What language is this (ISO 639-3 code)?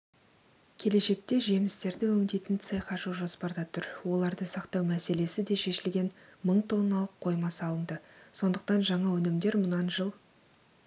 kaz